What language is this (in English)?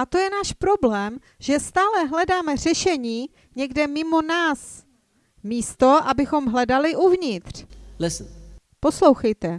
Czech